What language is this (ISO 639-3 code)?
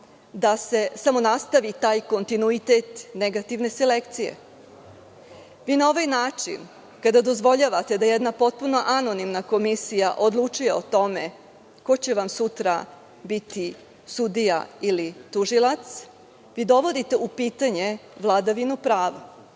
srp